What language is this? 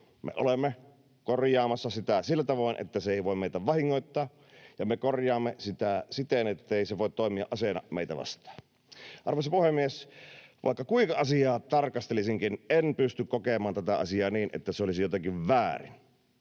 Finnish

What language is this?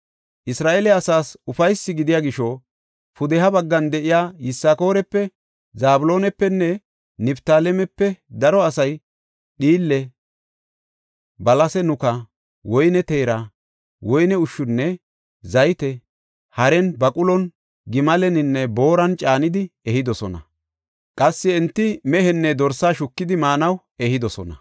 Gofa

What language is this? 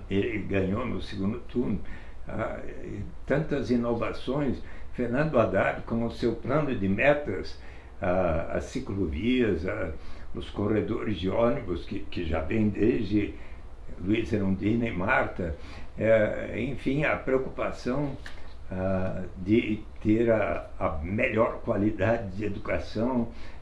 Portuguese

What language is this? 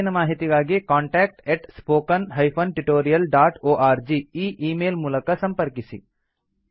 Kannada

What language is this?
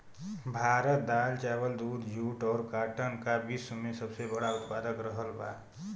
Bhojpuri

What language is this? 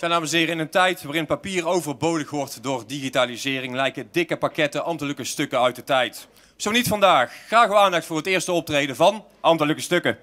Dutch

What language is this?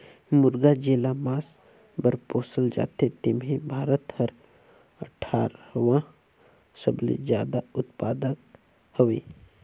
Chhattisgarhi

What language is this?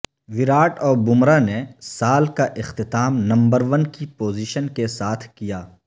Urdu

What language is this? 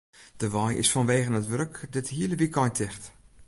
Western Frisian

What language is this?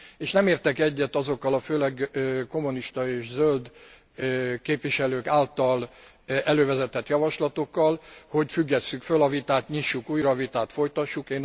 Hungarian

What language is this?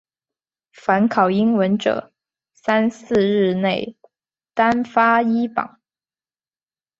Chinese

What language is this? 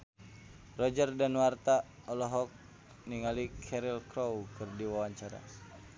Sundanese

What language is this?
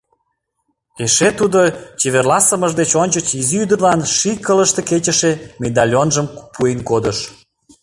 Mari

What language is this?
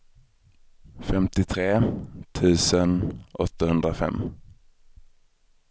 Swedish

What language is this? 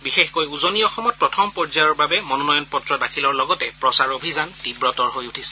Assamese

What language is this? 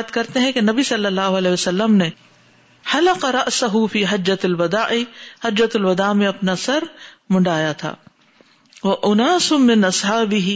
Urdu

